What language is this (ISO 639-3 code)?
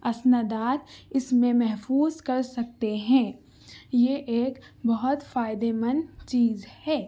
urd